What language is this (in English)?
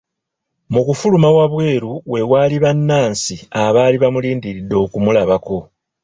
Ganda